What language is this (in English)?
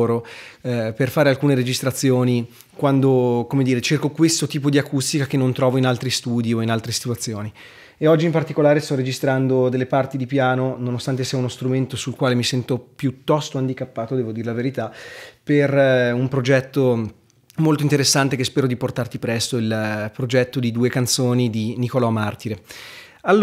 Italian